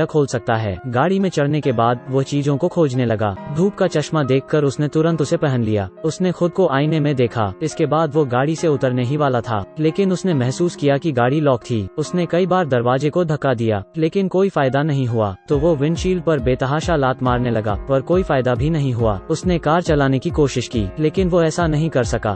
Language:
Hindi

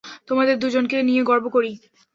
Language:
Bangla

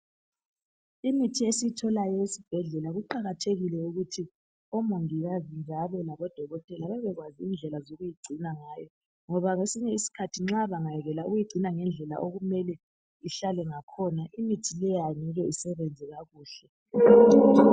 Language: North Ndebele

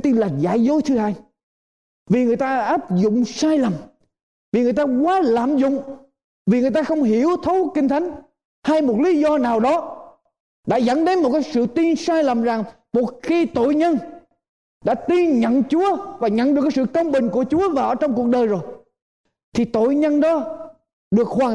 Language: Vietnamese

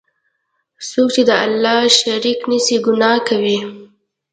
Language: Pashto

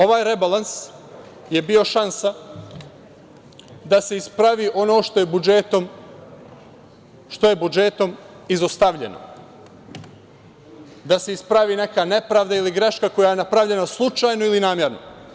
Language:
Serbian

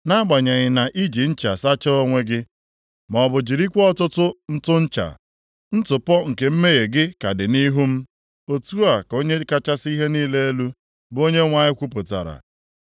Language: Igbo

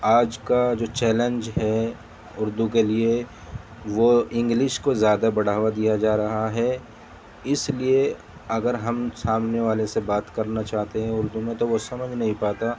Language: Urdu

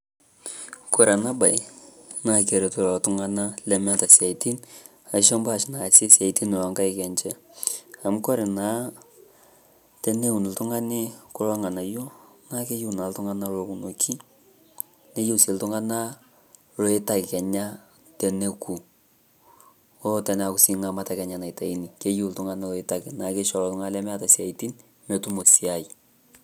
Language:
Masai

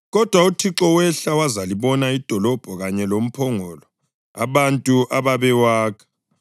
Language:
North Ndebele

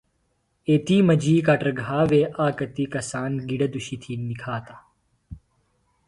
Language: Phalura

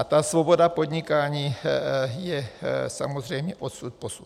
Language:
Czech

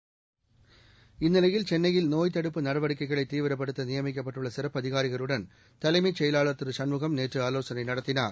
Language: Tamil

